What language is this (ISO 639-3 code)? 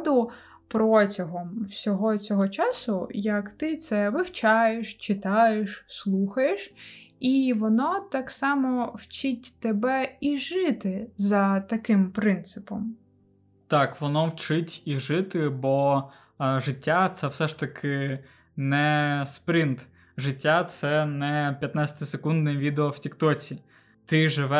ukr